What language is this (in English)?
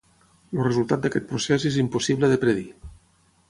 Catalan